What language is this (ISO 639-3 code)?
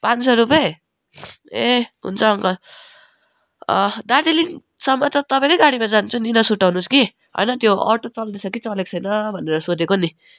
nep